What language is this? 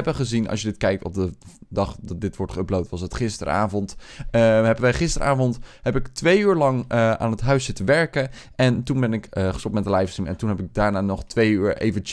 Dutch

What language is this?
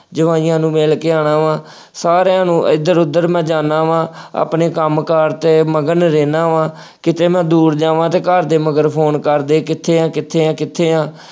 Punjabi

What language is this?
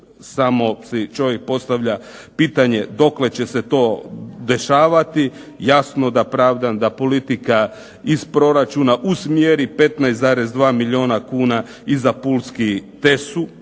Croatian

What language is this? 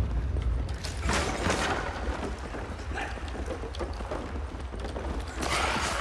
Korean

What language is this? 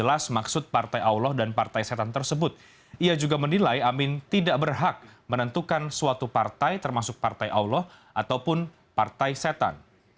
Indonesian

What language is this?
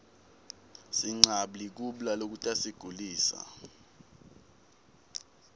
Swati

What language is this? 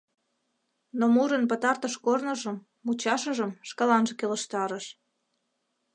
Mari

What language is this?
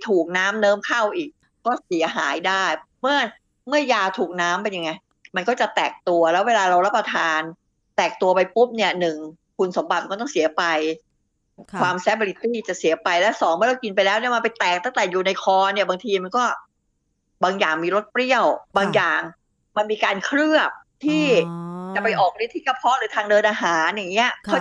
Thai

